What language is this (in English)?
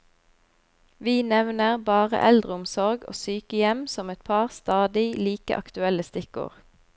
Norwegian